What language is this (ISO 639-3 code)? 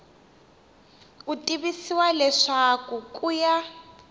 tso